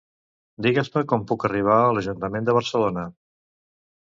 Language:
Catalan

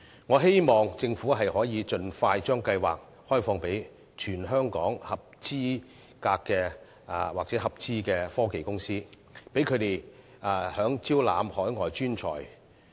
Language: Cantonese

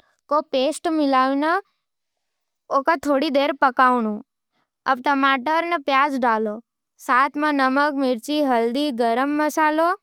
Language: Nimadi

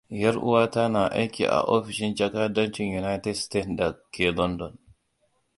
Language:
Hausa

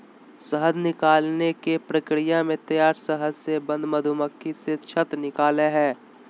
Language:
Magahi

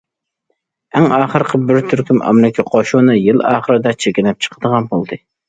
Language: Uyghur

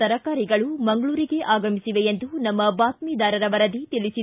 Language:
Kannada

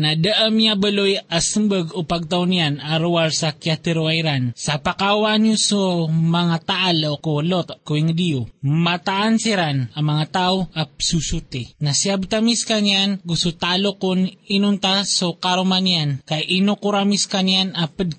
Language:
Filipino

